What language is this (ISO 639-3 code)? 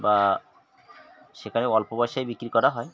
ben